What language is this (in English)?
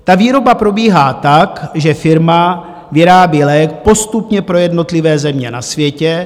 Czech